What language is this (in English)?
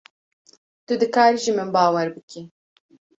Kurdish